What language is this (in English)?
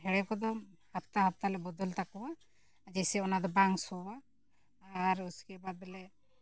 Santali